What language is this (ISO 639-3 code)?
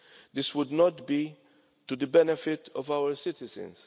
eng